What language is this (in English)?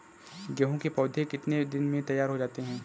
Hindi